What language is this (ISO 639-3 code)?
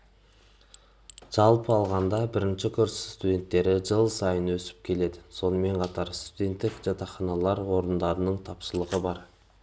kaz